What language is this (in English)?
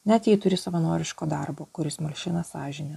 Lithuanian